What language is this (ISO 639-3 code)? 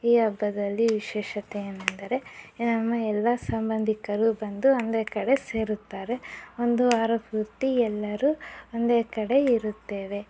kan